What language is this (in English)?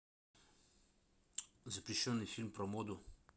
Russian